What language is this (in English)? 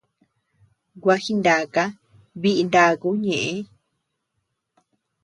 Tepeuxila Cuicatec